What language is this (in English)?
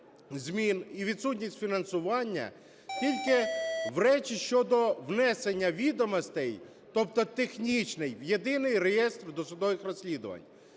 Ukrainian